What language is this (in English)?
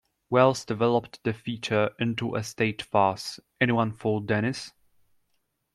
English